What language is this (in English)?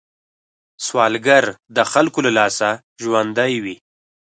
Pashto